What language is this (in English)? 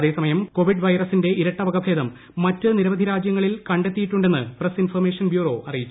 Malayalam